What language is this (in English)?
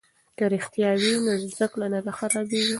Pashto